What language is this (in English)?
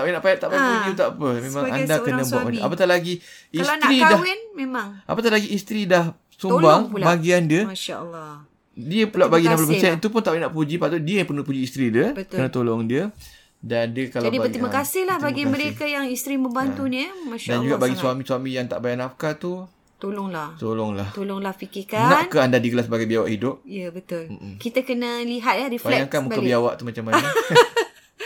Malay